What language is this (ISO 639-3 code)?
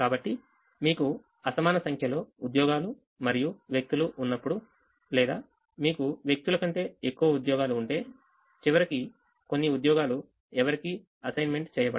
tel